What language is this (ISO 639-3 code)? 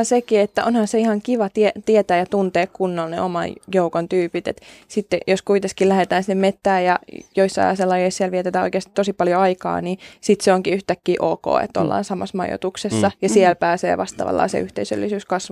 fin